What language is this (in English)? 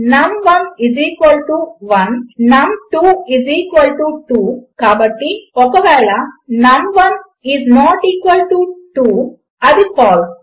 Telugu